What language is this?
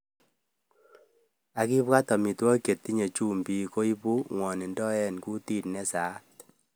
Kalenjin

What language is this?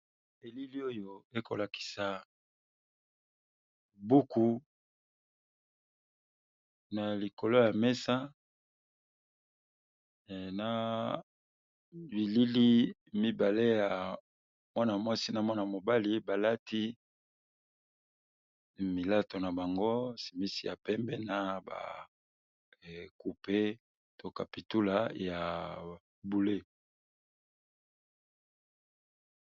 Lingala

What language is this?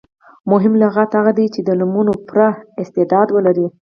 Pashto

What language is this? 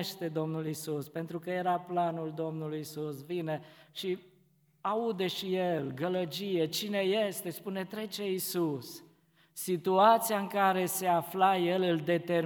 Romanian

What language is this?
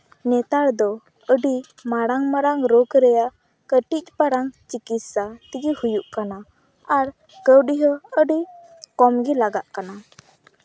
Santali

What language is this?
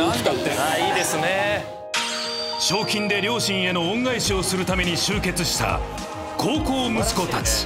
Japanese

